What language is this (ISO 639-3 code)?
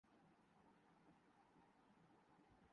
urd